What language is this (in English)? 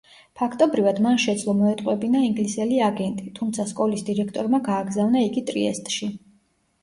Georgian